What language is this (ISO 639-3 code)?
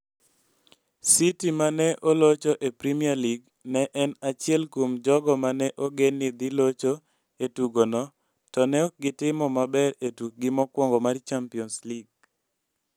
luo